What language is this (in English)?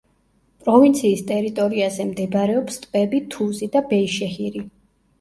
Georgian